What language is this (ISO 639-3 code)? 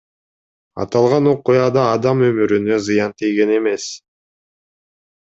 kir